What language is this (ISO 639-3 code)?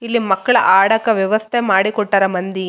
kan